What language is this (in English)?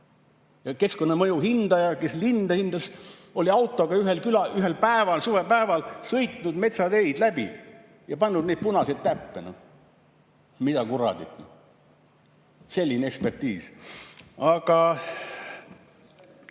Estonian